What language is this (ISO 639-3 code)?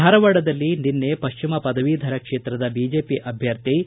kan